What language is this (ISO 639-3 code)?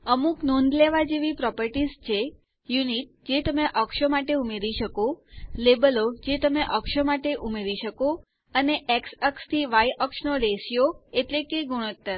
guj